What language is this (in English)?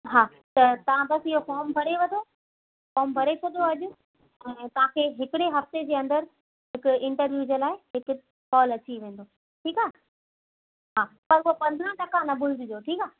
Sindhi